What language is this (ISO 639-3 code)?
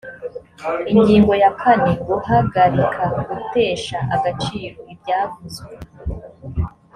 kin